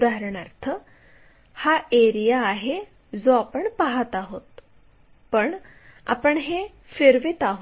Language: Marathi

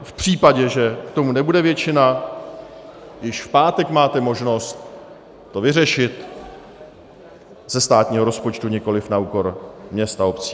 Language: Czech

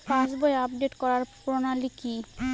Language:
Bangla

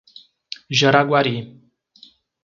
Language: Portuguese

